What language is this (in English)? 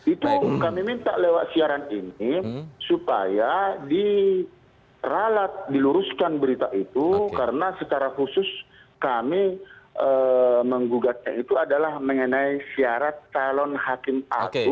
Indonesian